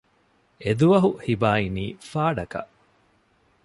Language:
Divehi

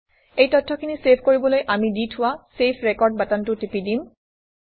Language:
Assamese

